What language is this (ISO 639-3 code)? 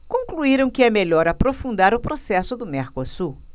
por